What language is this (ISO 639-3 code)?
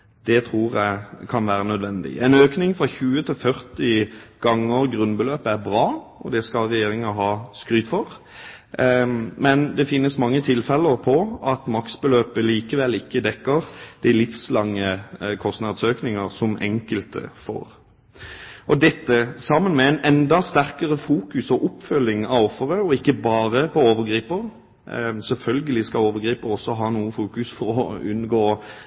nob